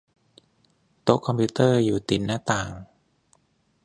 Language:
Thai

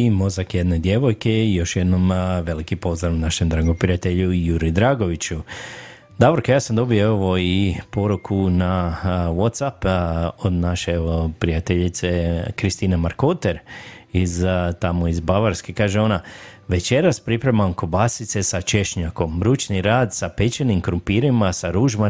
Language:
Croatian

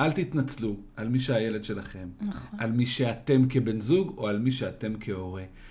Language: Hebrew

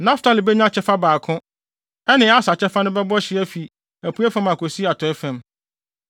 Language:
Akan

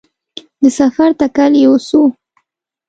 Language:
Pashto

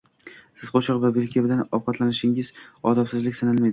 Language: Uzbek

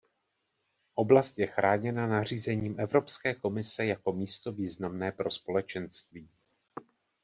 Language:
Czech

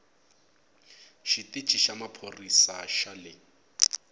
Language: Tsonga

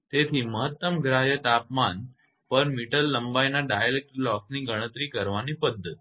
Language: Gujarati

